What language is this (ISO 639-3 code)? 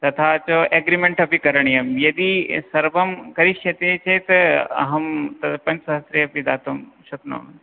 san